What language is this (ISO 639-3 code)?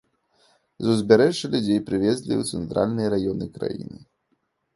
bel